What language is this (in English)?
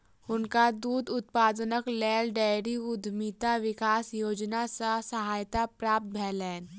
Maithili